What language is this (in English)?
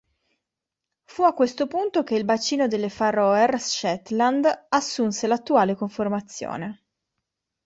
Italian